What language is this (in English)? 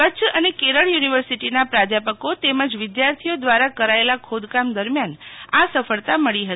Gujarati